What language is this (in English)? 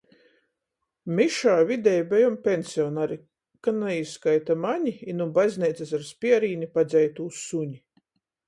Latgalian